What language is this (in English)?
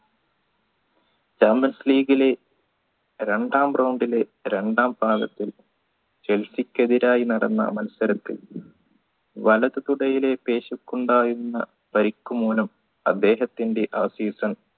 Malayalam